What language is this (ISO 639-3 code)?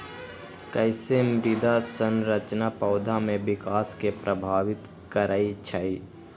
mag